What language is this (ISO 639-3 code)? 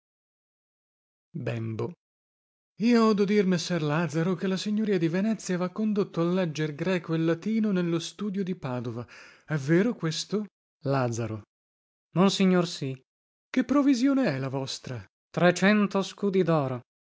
ita